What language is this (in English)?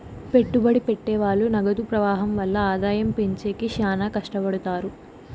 Telugu